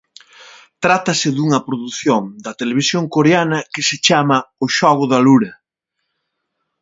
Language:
Galician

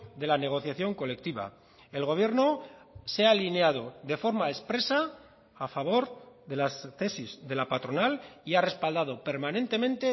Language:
Spanish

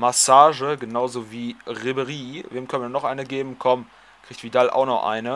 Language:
German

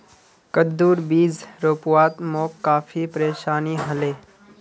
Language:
Magahi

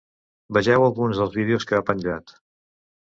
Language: Catalan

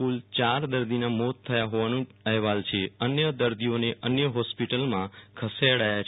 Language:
Gujarati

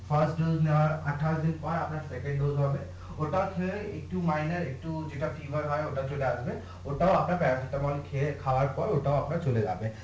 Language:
Bangla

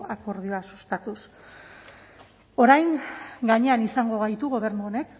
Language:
Basque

